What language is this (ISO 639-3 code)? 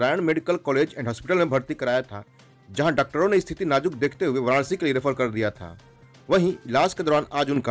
hin